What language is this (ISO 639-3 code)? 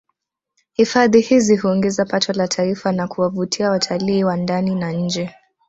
swa